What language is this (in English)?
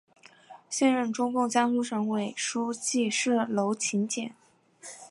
Chinese